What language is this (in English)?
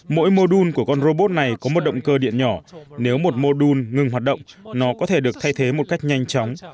Vietnamese